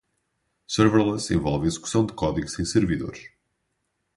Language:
Portuguese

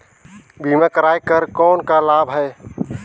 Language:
Chhattisgarhi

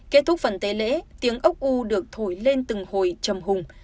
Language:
Vietnamese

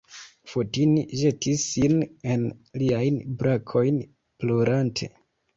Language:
Esperanto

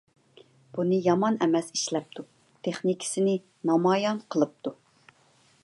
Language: Uyghur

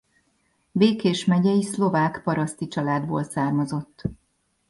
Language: Hungarian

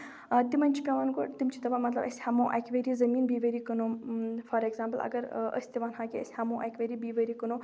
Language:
Kashmiri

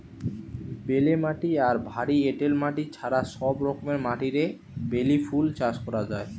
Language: Bangla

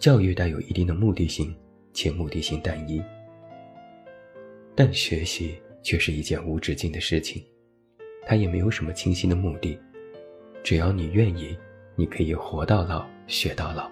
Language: Chinese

